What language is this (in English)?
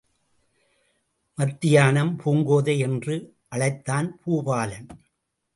Tamil